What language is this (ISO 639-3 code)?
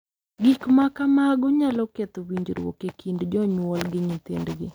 luo